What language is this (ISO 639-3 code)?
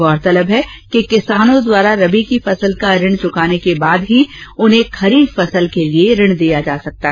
hin